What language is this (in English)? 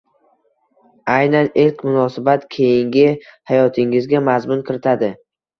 Uzbek